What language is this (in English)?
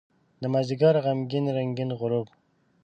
Pashto